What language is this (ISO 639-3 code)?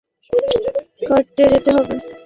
ben